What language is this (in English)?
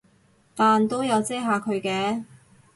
Cantonese